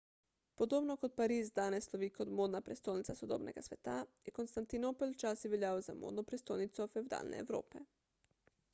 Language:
Slovenian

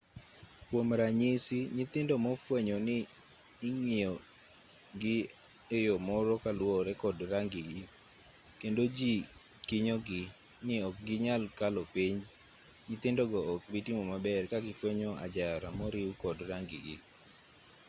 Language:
Luo (Kenya and Tanzania)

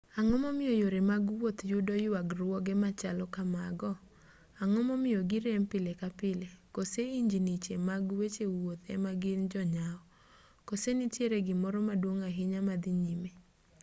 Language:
Luo (Kenya and Tanzania)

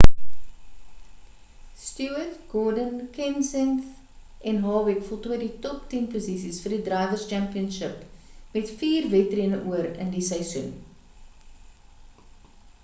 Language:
Afrikaans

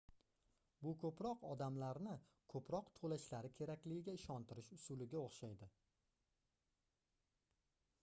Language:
Uzbek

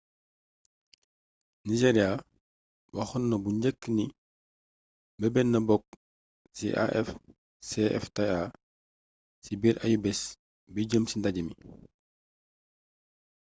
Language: Wolof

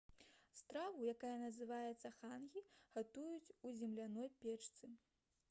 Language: Belarusian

